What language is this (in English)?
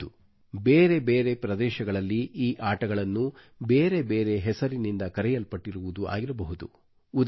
Kannada